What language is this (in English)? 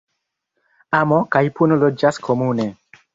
Esperanto